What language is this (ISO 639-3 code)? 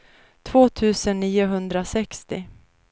swe